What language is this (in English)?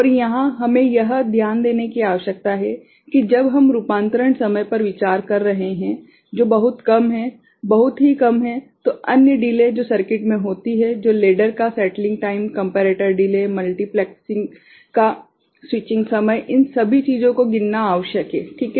Hindi